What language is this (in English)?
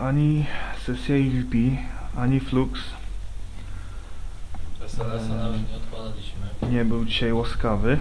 Polish